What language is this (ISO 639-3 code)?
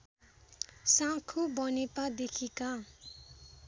nep